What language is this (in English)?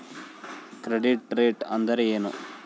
Kannada